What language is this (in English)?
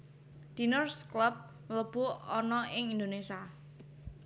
Javanese